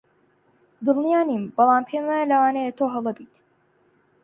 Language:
Central Kurdish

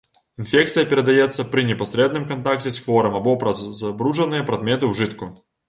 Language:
Belarusian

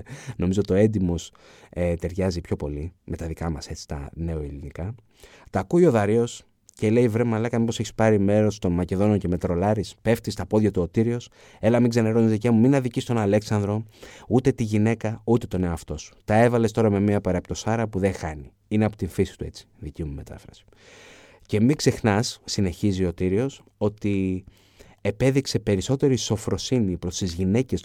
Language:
Greek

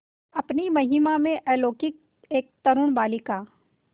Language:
Hindi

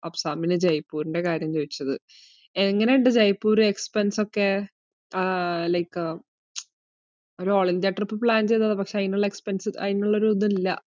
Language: Malayalam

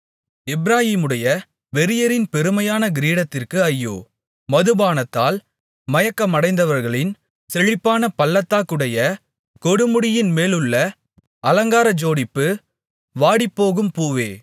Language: Tamil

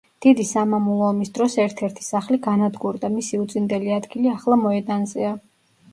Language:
Georgian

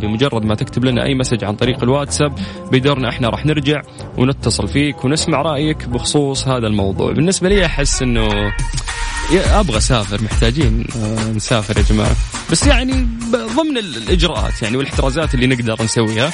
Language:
Arabic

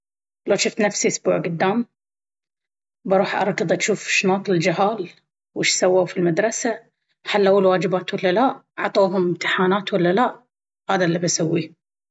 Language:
Baharna Arabic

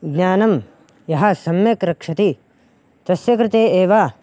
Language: Sanskrit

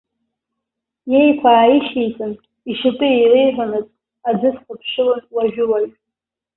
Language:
Abkhazian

